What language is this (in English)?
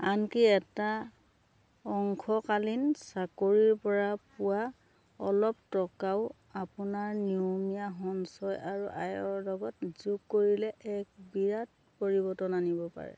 Assamese